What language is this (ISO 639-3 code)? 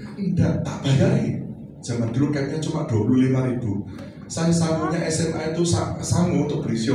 ind